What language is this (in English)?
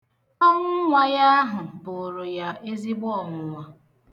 Igbo